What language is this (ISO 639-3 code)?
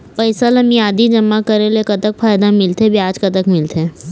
hne